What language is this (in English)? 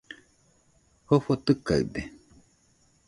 Nüpode Huitoto